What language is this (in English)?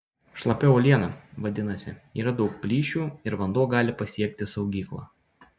Lithuanian